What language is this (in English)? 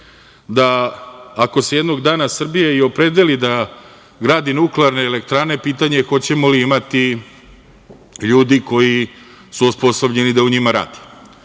Serbian